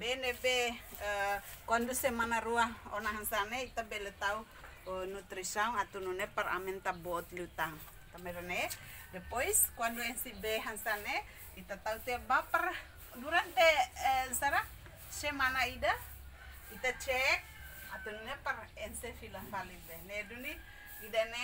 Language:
Indonesian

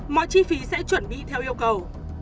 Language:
Vietnamese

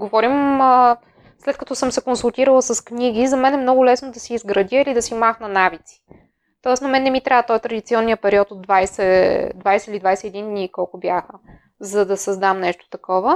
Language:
Bulgarian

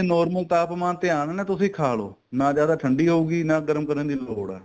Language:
Punjabi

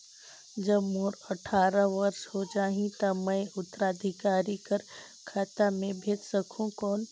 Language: Chhattisgarhi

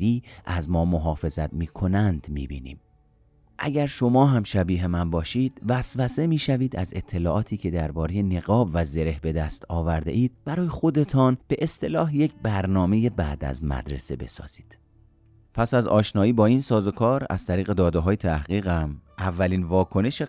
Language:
Persian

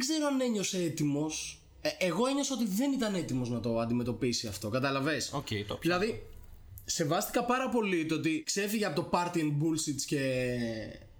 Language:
Greek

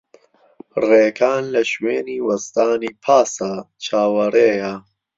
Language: Central Kurdish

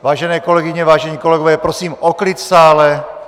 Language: Czech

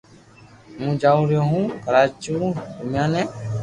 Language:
Loarki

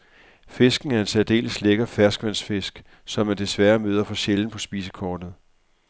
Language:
Danish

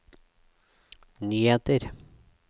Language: Norwegian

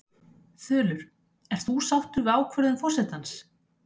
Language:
Icelandic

